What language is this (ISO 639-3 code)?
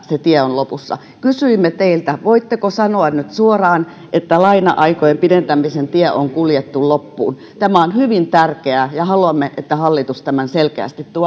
fin